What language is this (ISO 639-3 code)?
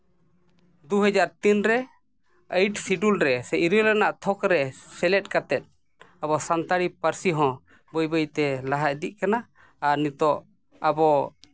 sat